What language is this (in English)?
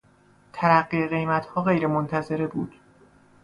Persian